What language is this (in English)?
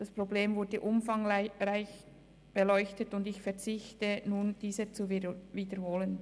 Swiss German